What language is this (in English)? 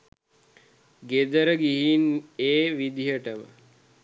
Sinhala